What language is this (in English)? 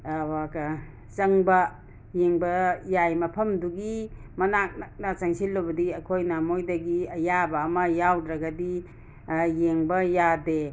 Manipuri